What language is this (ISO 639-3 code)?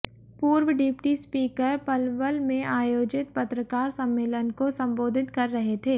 hin